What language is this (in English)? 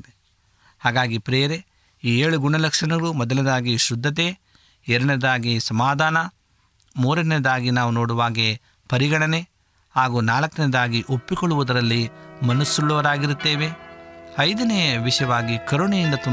Kannada